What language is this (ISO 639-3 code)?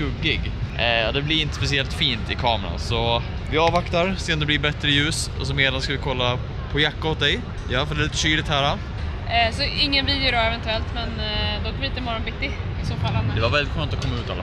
swe